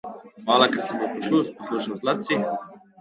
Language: Slovenian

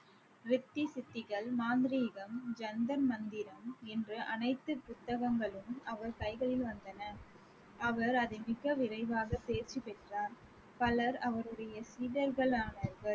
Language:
Tamil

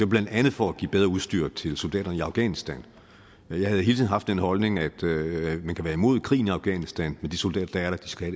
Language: Danish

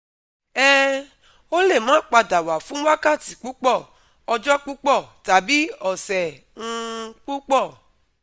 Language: Yoruba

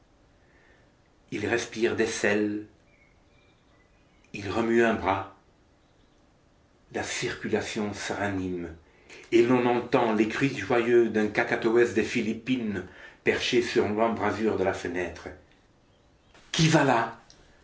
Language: French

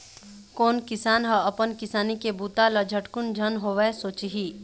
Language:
Chhattisgarhi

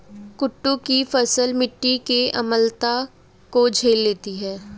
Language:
Hindi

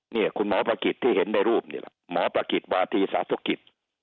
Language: Thai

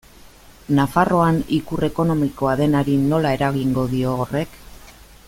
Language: Basque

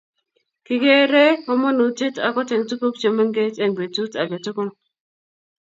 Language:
Kalenjin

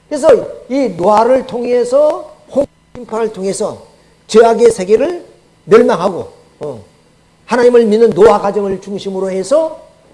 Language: Korean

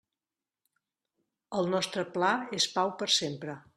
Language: Catalan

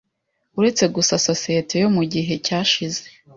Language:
Kinyarwanda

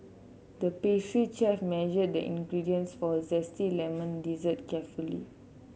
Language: English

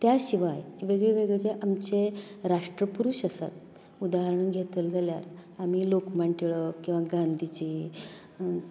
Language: Konkani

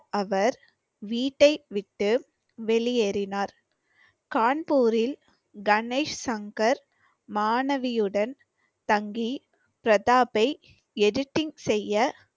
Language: Tamil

